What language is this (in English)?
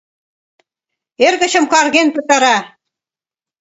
Mari